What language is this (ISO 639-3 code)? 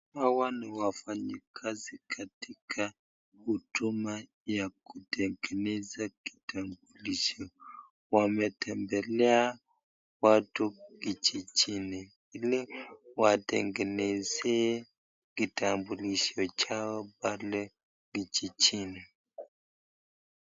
swa